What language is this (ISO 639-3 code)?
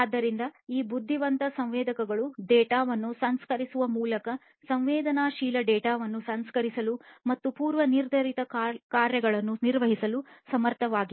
kan